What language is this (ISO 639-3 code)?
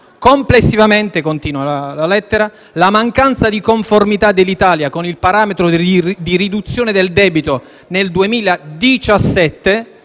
ita